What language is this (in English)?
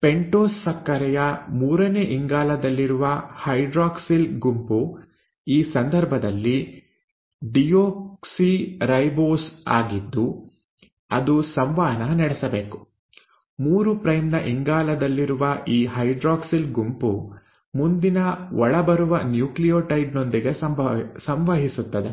Kannada